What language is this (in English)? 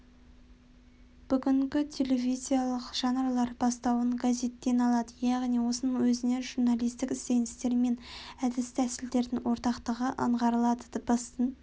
Kazakh